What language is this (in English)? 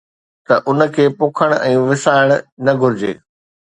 Sindhi